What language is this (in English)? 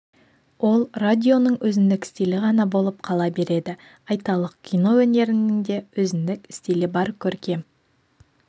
Kazakh